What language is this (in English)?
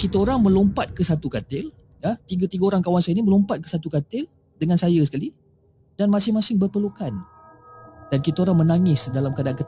Malay